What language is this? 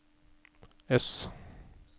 Norwegian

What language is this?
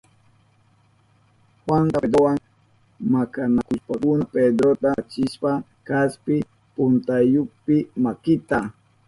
Southern Pastaza Quechua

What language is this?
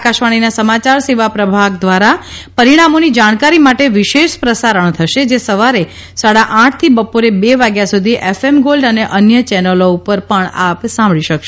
Gujarati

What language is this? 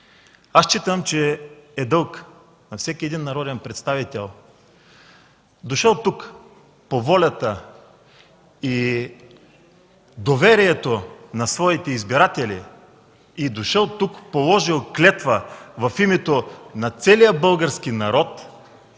Bulgarian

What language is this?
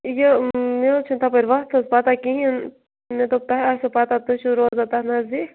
Kashmiri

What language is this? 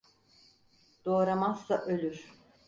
Turkish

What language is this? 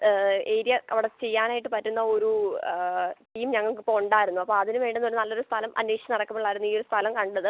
Malayalam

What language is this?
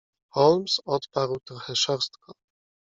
Polish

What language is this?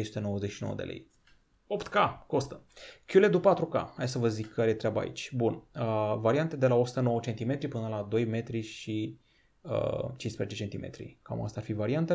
Romanian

